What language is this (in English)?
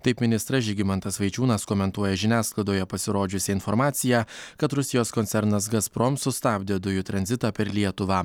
Lithuanian